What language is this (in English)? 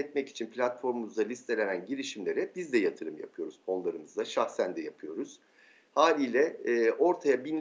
Turkish